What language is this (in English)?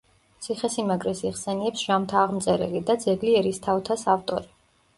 Georgian